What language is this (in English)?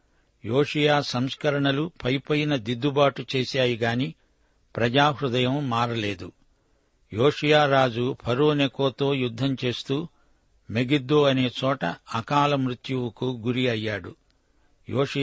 Telugu